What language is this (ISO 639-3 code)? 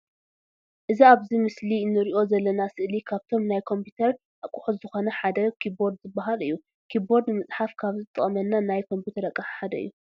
tir